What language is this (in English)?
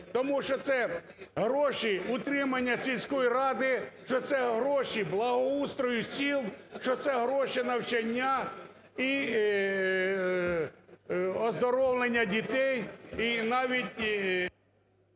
Ukrainian